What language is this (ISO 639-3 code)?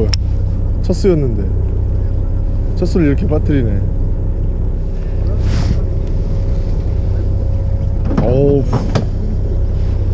kor